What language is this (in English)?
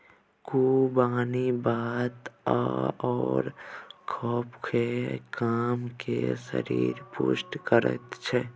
Maithili